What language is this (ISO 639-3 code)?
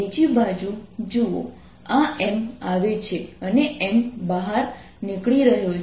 guj